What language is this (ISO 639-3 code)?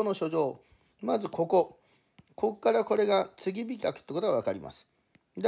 jpn